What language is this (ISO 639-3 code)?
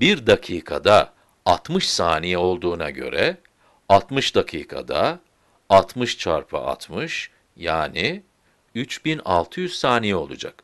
tur